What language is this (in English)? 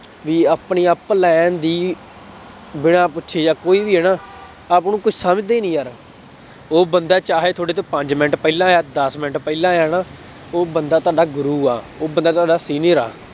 Punjabi